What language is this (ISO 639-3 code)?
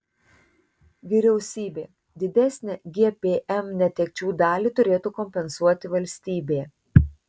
lit